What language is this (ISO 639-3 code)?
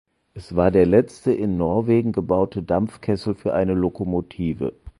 deu